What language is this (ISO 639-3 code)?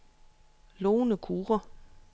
dan